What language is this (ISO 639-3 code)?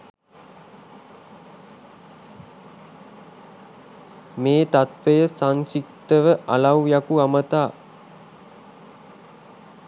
sin